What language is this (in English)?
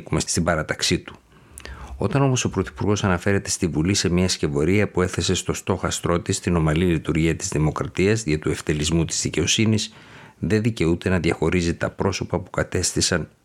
Greek